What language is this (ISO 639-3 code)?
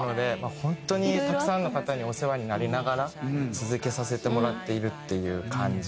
jpn